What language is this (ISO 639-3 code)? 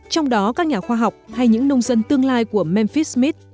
vie